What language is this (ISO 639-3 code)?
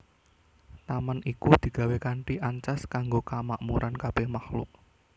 jav